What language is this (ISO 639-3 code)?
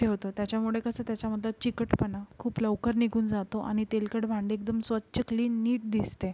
mar